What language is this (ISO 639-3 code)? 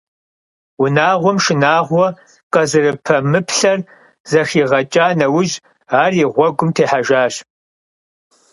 kbd